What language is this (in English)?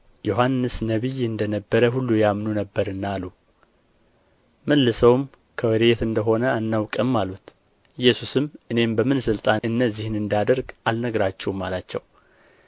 Amharic